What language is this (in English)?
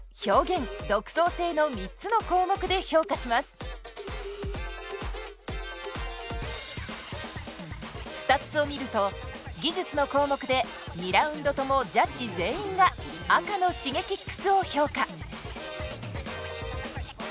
Japanese